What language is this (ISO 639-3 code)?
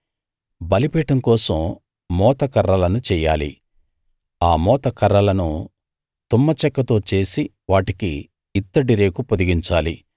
tel